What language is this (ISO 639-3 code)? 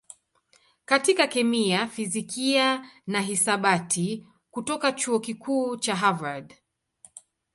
swa